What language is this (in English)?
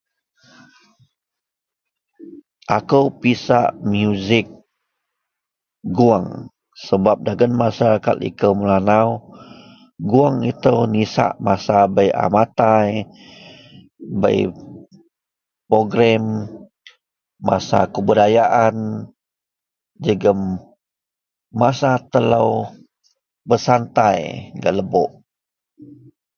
Central Melanau